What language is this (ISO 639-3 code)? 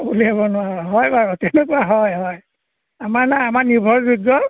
asm